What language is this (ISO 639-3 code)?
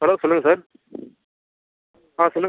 tam